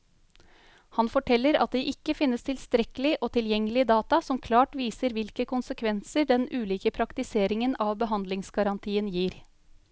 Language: Norwegian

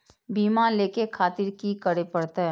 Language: Maithili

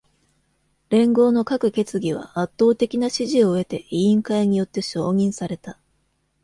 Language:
Japanese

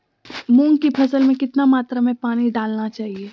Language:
Magahi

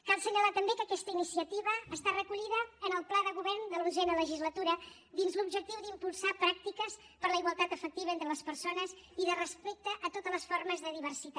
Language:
Catalan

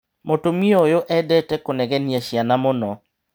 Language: Kikuyu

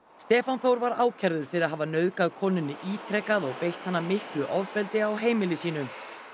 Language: Icelandic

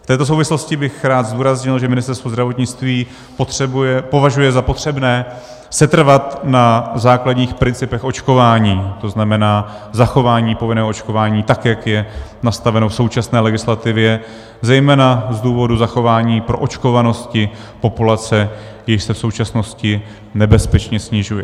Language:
Czech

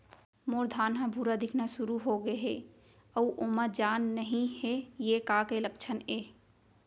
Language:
Chhattisgarhi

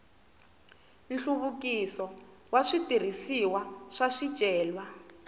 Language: Tsonga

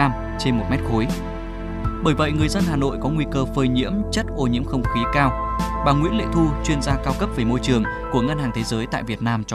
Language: Vietnamese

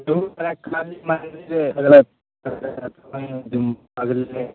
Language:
Maithili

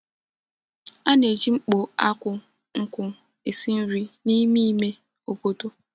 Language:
Igbo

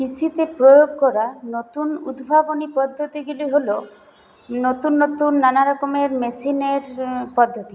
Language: Bangla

